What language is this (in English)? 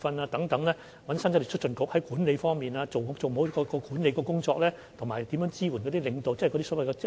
Cantonese